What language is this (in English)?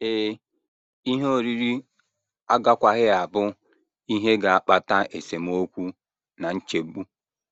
Igbo